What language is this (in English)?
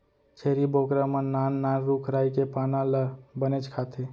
Chhattisgarhi